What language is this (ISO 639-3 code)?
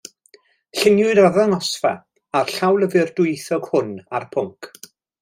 cym